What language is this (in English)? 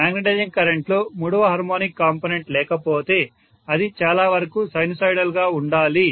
Telugu